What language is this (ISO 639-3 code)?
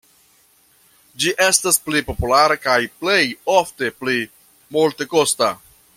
epo